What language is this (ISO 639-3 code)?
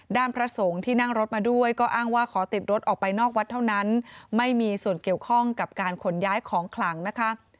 tha